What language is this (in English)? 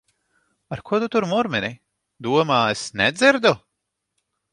Latvian